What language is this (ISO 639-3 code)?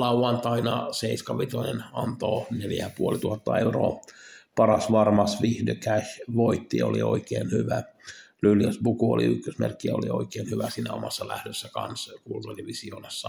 fin